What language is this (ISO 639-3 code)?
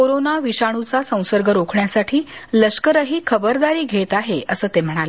mar